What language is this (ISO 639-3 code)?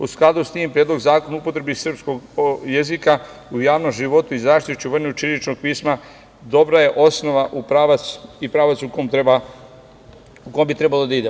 srp